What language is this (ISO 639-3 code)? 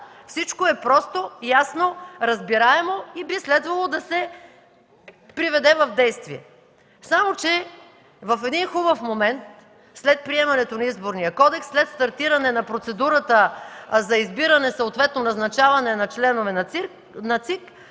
bul